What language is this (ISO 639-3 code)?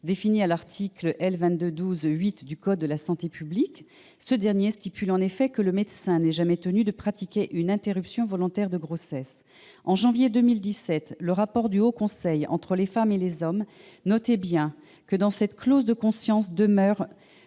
fra